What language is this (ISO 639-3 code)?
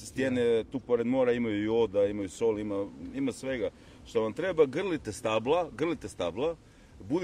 hrv